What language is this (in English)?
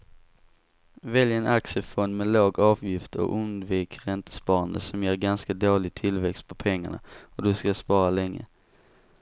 Swedish